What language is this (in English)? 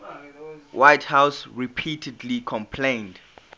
English